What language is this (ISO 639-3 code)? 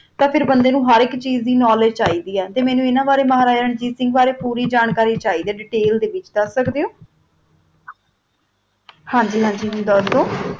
pan